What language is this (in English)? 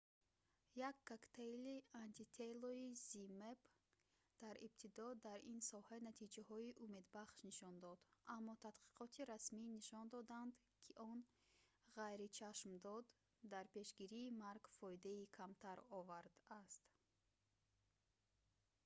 Tajik